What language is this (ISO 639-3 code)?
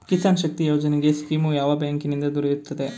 kan